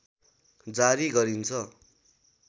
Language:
Nepali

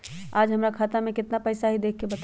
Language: Magahi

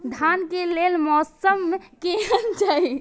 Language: Maithili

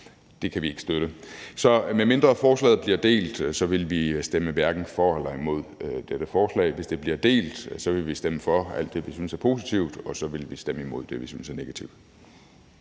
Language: Danish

